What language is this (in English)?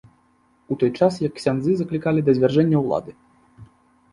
Belarusian